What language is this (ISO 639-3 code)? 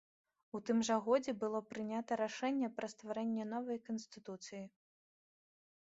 bel